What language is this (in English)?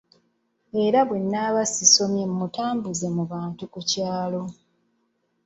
Ganda